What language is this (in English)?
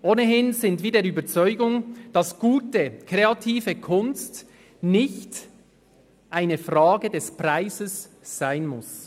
Swiss German